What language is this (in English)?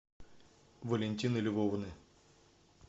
Russian